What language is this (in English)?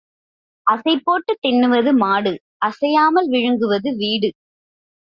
Tamil